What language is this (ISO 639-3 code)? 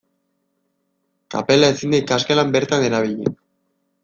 eus